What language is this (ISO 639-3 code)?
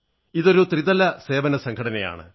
mal